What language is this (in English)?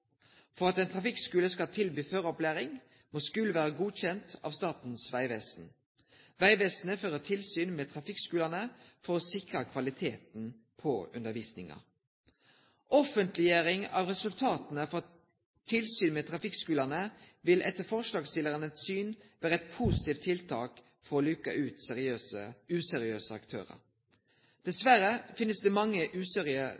Norwegian Nynorsk